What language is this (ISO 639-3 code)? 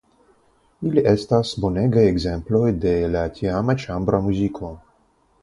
epo